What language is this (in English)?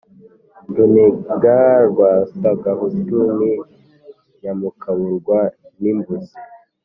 Kinyarwanda